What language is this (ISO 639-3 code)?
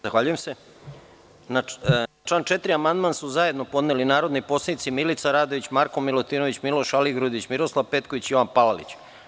srp